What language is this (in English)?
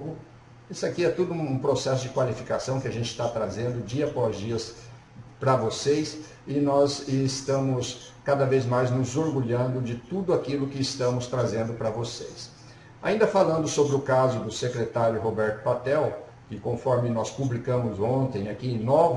Portuguese